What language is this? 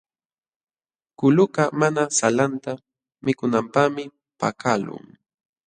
Jauja Wanca Quechua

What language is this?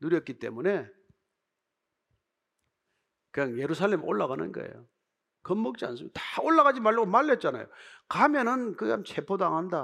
Korean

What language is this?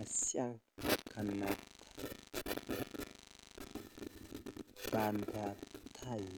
Kalenjin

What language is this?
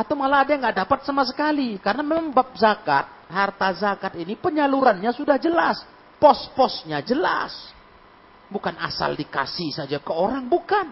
Indonesian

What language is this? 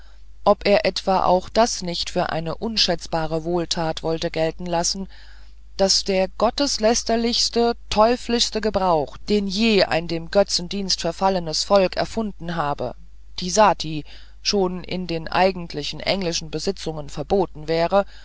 German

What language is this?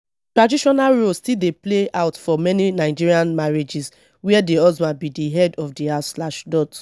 Nigerian Pidgin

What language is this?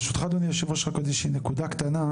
Hebrew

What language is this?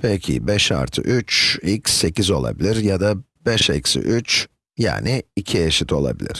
Turkish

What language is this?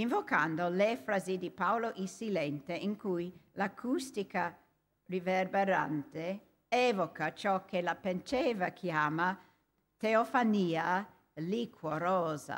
Italian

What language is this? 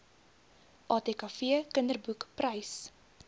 Afrikaans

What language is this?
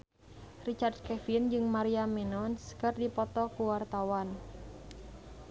Sundanese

